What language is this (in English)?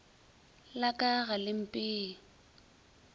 Northern Sotho